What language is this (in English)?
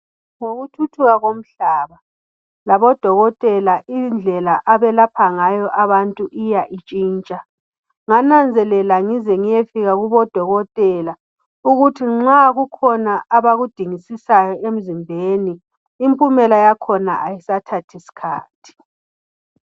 North Ndebele